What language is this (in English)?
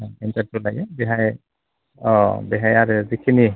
Bodo